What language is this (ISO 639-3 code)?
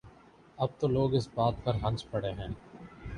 urd